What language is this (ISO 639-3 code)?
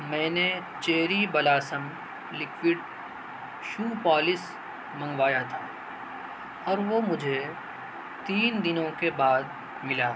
urd